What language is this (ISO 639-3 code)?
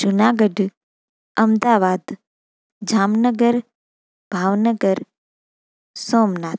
snd